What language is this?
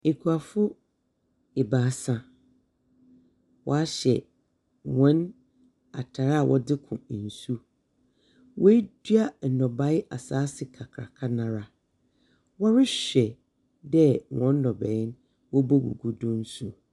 Akan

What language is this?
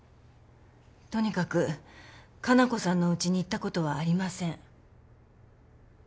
Japanese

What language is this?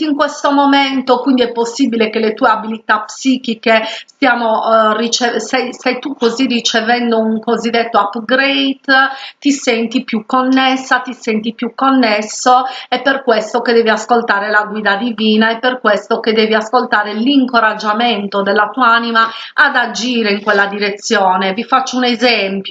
Italian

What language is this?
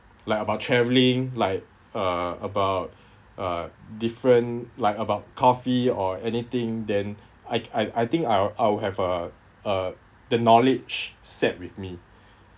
English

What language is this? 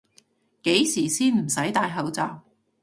Cantonese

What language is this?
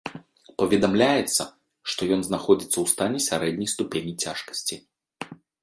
Belarusian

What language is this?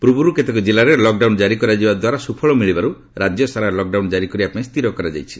Odia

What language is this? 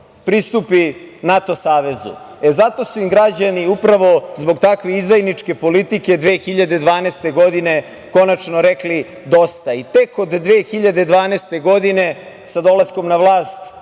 Serbian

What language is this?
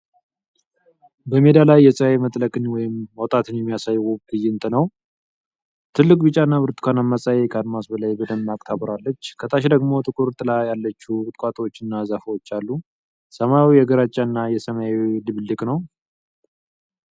Amharic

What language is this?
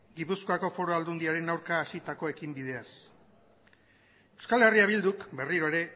Basque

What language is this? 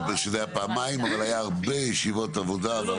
Hebrew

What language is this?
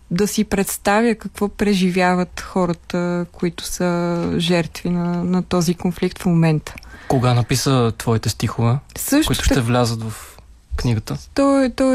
Bulgarian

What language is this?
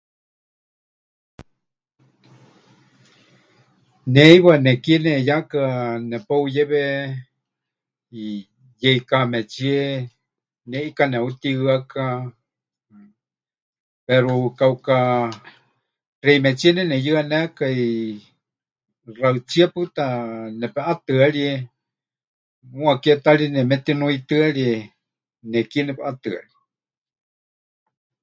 Huichol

